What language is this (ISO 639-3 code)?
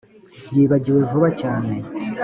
kin